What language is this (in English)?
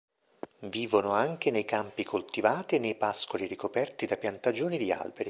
Italian